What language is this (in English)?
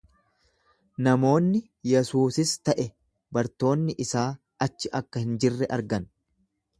Oromo